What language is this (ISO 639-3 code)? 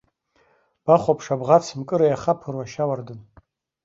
abk